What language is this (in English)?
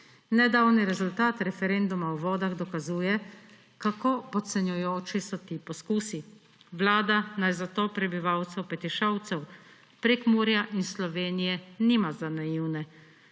Slovenian